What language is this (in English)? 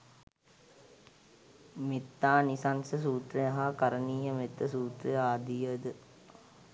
Sinhala